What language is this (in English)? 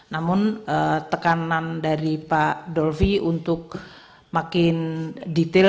Indonesian